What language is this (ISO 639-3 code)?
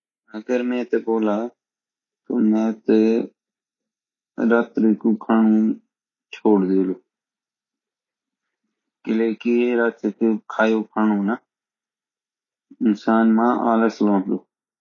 gbm